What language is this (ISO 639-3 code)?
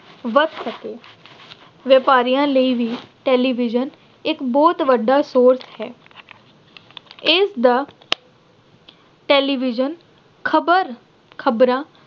pan